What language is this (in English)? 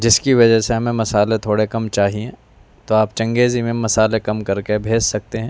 Urdu